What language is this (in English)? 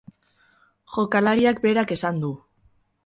Basque